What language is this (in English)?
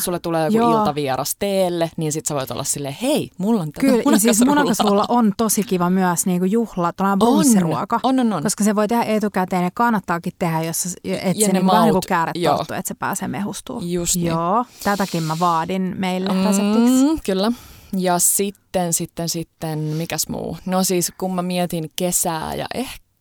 Finnish